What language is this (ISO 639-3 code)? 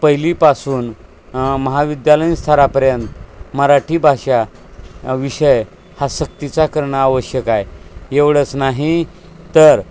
mar